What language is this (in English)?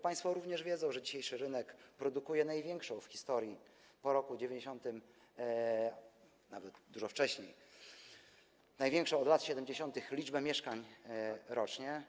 Polish